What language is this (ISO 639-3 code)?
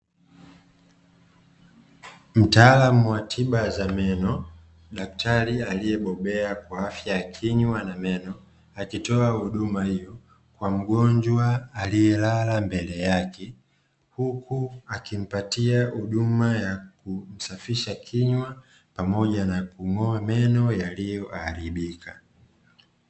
swa